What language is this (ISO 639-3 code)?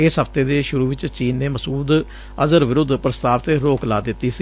pan